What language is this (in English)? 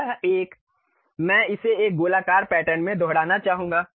Hindi